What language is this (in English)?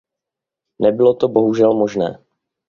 Czech